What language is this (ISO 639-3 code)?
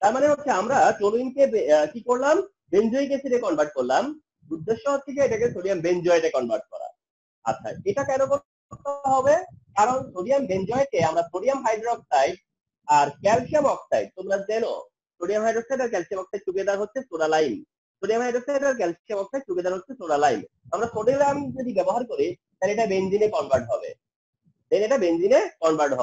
hin